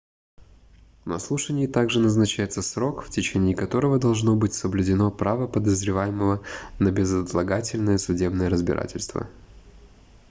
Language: Russian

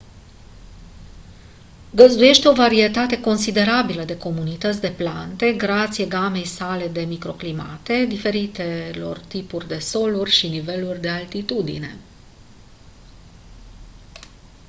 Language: Romanian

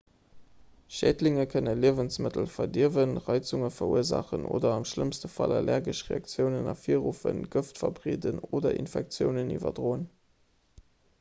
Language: Luxembourgish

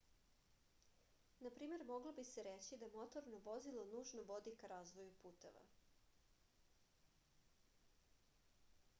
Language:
Serbian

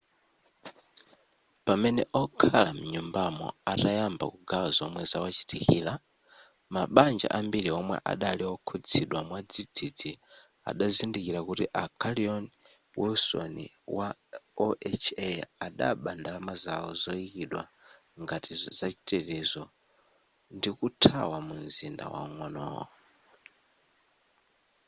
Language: Nyanja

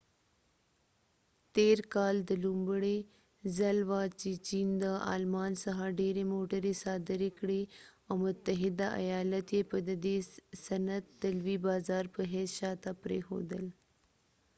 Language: Pashto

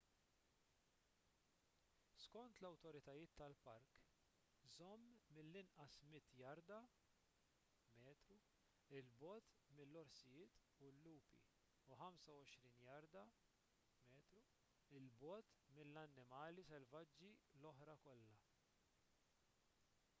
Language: Maltese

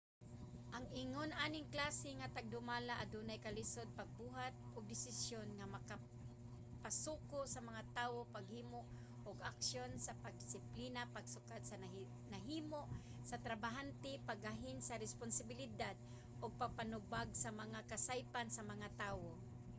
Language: Cebuano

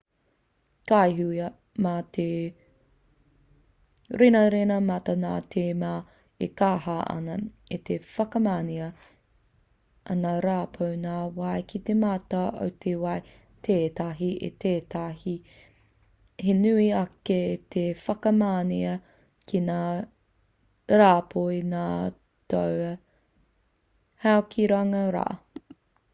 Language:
Māori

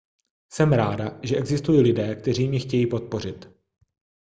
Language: Czech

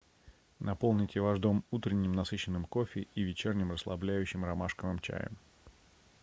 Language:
Russian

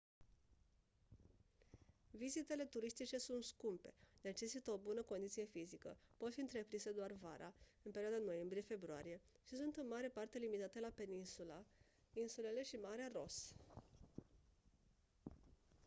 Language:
Romanian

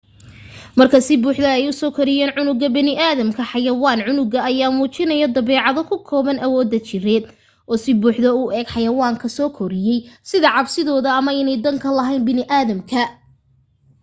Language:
Somali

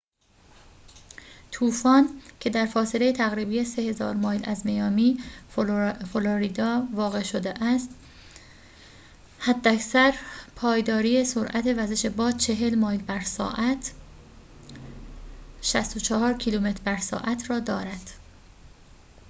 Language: Persian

